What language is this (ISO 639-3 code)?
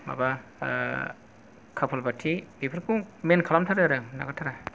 brx